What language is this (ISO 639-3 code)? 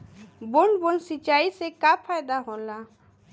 bho